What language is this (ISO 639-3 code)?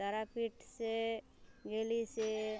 mai